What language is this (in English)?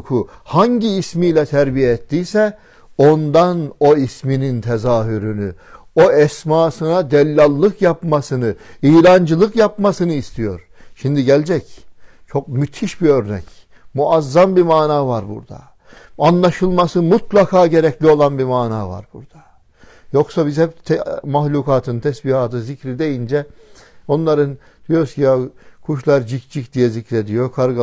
Turkish